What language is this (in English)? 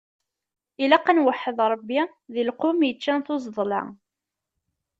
Kabyle